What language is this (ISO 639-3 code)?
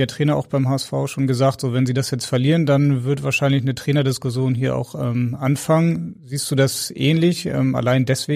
deu